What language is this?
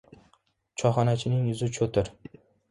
Uzbek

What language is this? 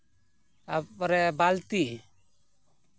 Santali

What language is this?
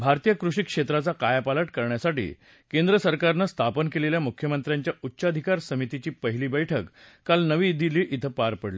Marathi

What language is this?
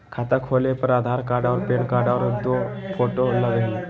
Magahi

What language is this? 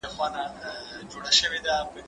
Pashto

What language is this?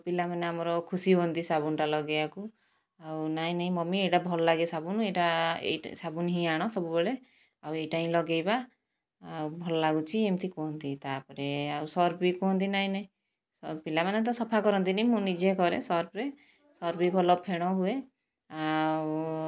Odia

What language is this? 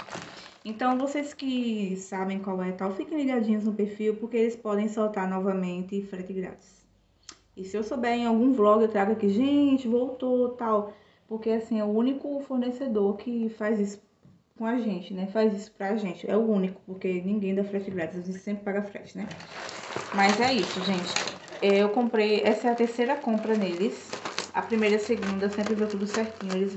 Portuguese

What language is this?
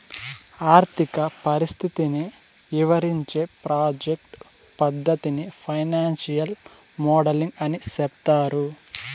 Telugu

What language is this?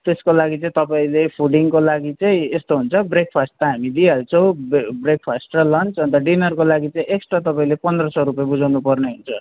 Nepali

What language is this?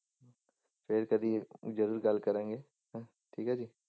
Punjabi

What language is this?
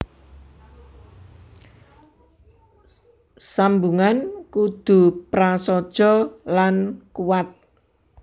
Javanese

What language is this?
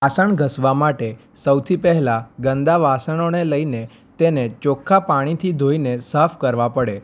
Gujarati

